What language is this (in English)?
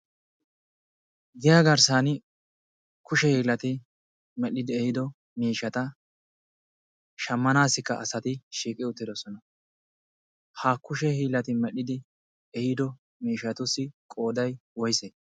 Wolaytta